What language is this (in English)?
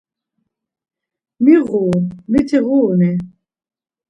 Laz